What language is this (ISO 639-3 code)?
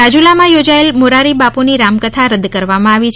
guj